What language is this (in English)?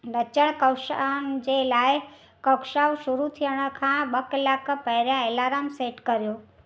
Sindhi